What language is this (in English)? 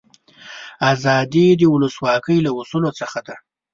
Pashto